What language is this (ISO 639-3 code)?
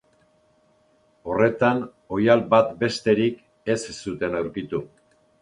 eus